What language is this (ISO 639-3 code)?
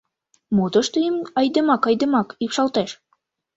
chm